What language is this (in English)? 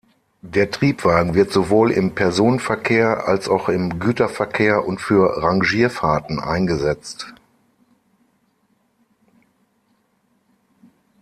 German